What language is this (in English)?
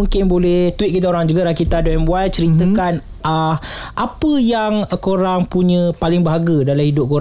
Malay